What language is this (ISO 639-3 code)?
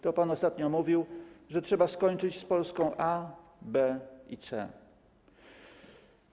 pol